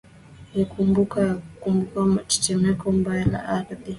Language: Swahili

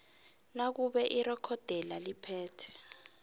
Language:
South Ndebele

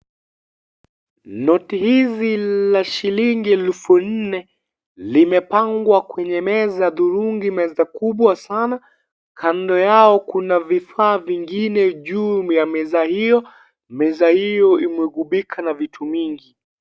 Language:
Swahili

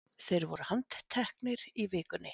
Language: Icelandic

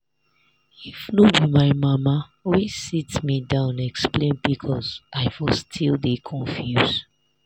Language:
Nigerian Pidgin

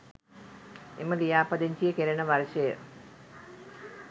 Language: Sinhala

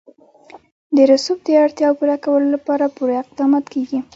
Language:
Pashto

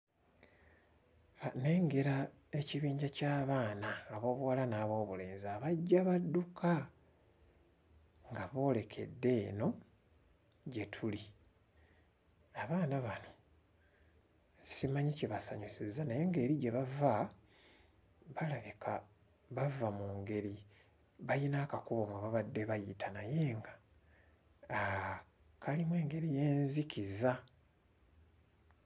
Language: Ganda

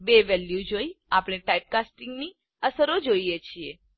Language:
Gujarati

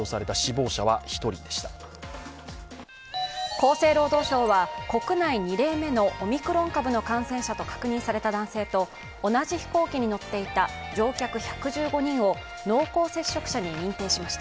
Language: Japanese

